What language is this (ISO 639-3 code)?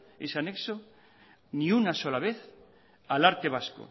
spa